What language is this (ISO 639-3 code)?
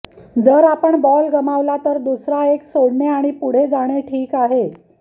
mar